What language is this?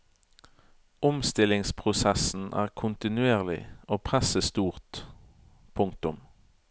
Norwegian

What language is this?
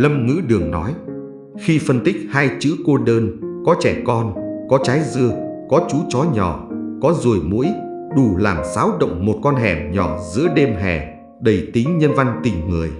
Vietnamese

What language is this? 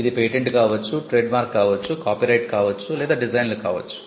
Telugu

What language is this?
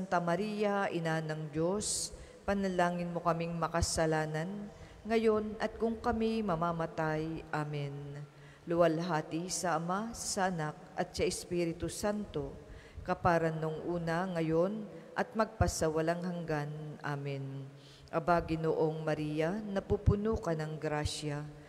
Filipino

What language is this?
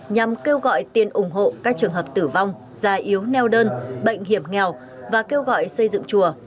Vietnamese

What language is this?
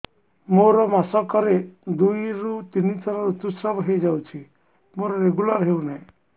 Odia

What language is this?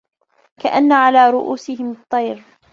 Arabic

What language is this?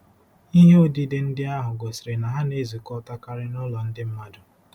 Igbo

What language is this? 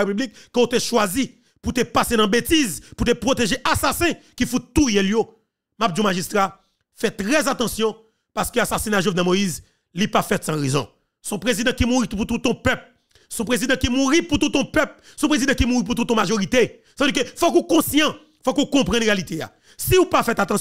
French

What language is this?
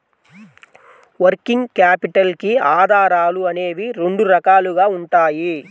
Telugu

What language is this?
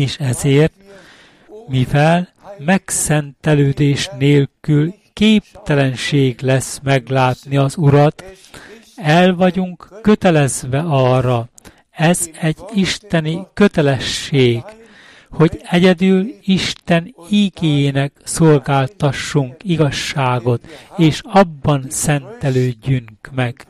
Hungarian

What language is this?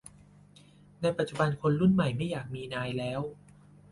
Thai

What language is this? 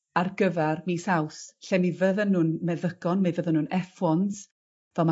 Welsh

